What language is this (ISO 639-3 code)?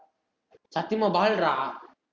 tam